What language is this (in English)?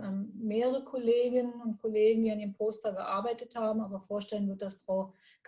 German